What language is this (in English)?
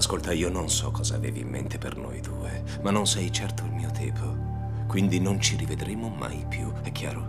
Italian